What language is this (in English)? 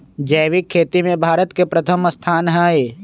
Magahi